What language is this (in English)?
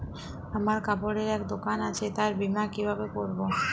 Bangla